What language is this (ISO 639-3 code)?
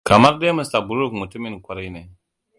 hau